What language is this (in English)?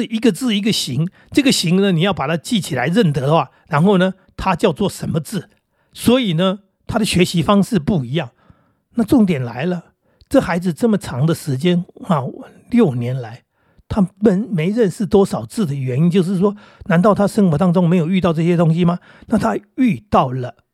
Chinese